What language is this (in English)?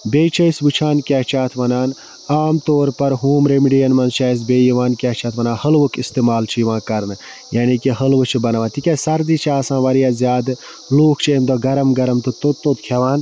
Kashmiri